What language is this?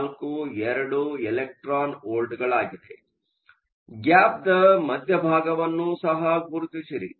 Kannada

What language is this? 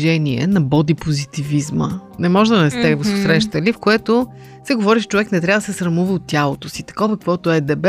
Bulgarian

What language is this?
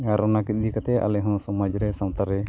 Santali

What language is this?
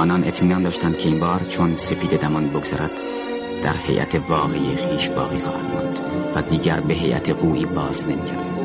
Persian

